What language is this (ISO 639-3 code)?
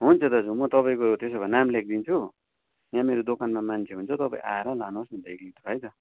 nep